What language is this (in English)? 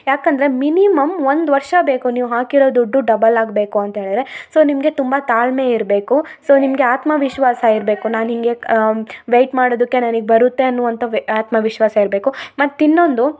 Kannada